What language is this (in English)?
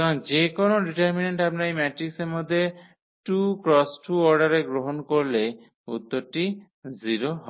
Bangla